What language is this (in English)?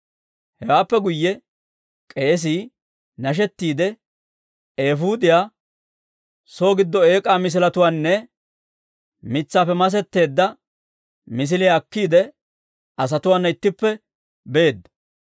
Dawro